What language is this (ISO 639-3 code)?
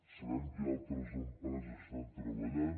cat